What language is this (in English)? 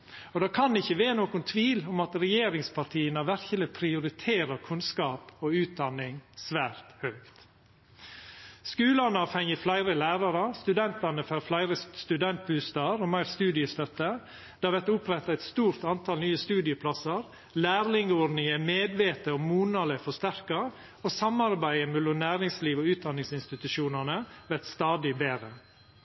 Norwegian Nynorsk